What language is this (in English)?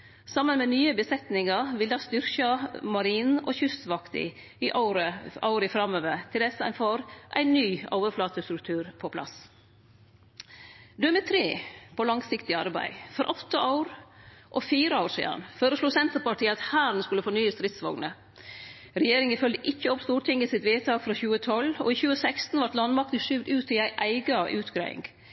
Norwegian Nynorsk